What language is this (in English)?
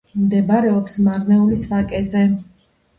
Georgian